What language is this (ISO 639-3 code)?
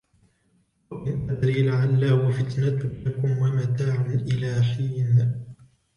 ara